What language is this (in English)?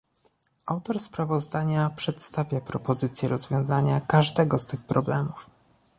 Polish